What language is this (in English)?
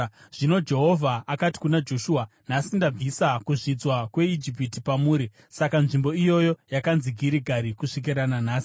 Shona